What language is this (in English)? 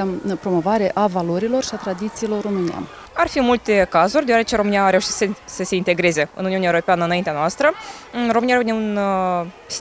Romanian